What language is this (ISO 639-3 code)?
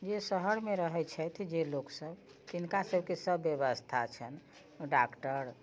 mai